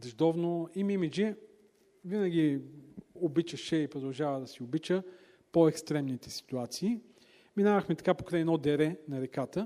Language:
Bulgarian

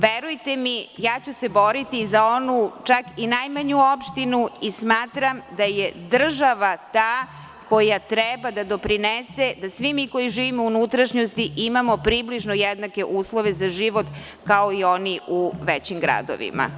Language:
Serbian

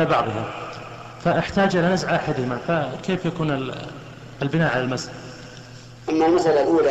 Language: Arabic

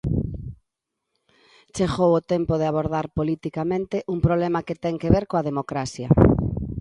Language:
Galician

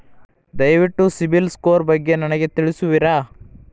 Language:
Kannada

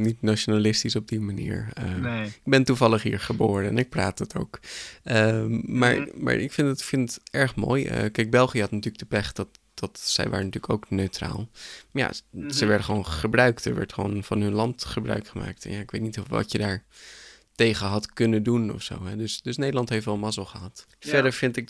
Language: Dutch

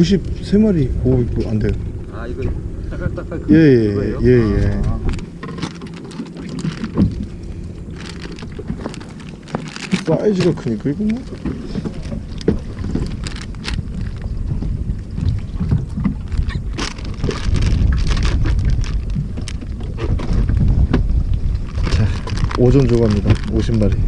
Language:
Korean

